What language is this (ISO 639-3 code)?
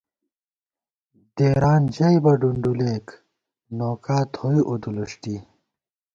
gwt